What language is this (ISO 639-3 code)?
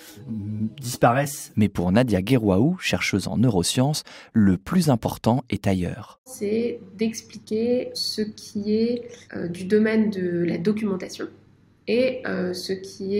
fra